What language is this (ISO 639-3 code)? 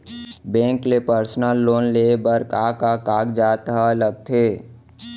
hne